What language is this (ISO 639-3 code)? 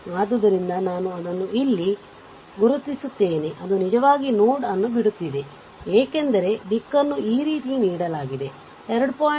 kan